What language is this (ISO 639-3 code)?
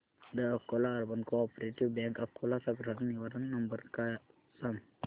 mar